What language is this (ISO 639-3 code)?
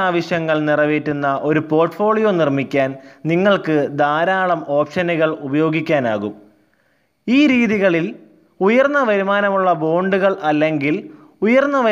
mal